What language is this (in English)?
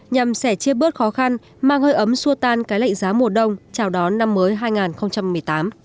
Vietnamese